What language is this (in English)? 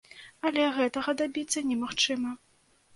Belarusian